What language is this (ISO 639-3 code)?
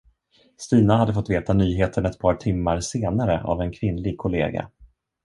swe